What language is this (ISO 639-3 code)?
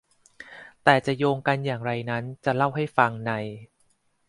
tha